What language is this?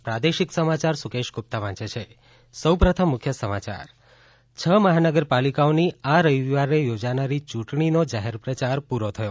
Gujarati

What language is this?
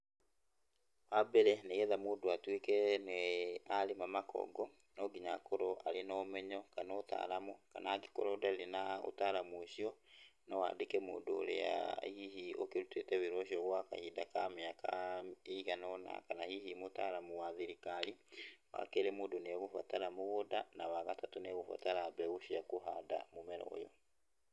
Kikuyu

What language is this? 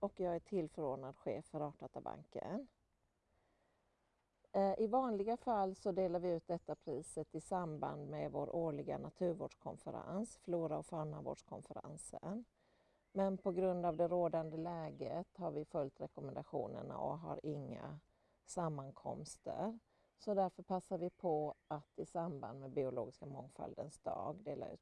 Swedish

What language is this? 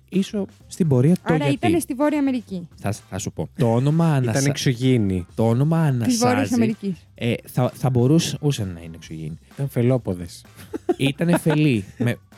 Greek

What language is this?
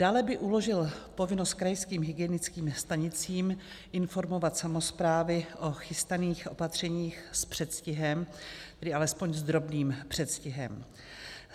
Czech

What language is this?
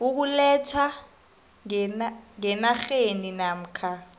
South Ndebele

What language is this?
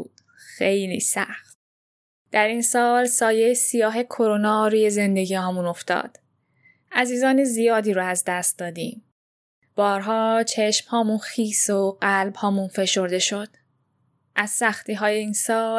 Persian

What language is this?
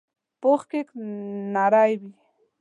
Pashto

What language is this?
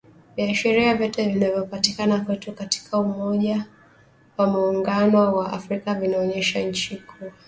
Swahili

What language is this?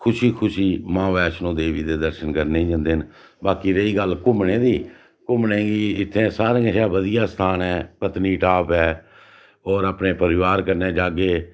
Dogri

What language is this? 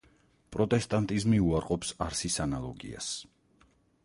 Georgian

